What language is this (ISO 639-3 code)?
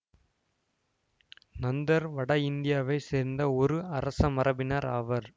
tam